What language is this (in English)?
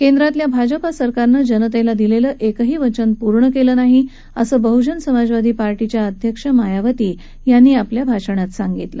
Marathi